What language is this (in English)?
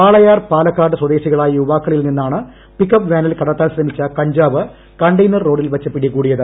Malayalam